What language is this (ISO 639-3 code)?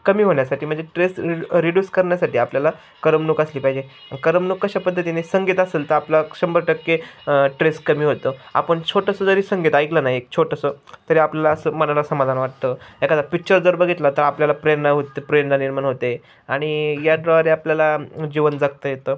mar